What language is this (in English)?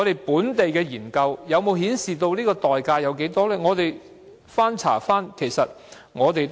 Cantonese